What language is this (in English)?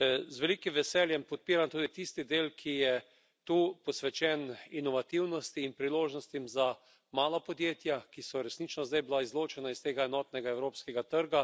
Slovenian